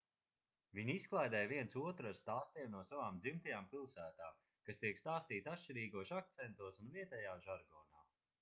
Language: Latvian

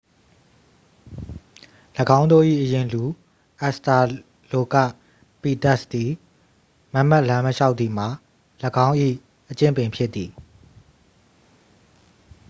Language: Burmese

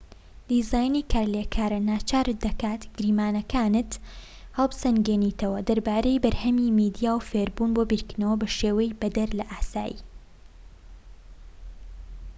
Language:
Central Kurdish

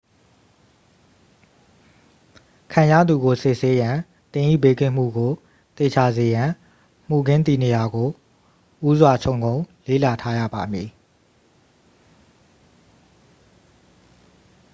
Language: Burmese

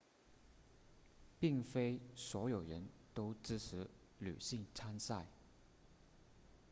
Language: Chinese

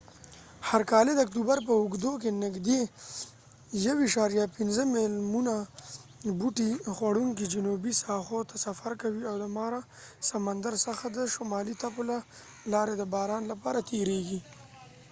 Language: Pashto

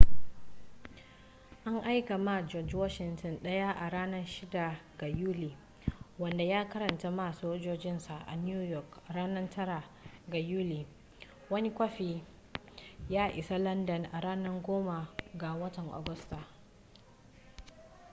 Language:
Hausa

